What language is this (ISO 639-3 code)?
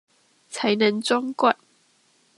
zho